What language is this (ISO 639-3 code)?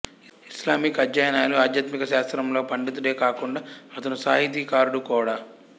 tel